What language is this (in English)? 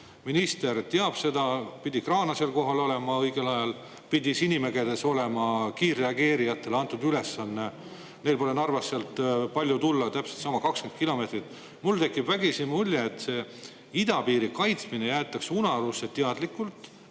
Estonian